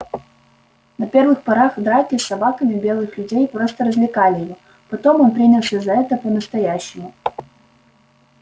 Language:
Russian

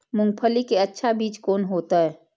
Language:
Maithili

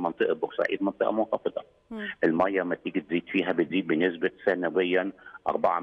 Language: Arabic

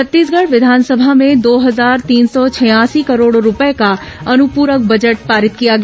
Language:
Hindi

